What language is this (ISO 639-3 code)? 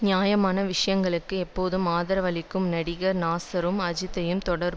tam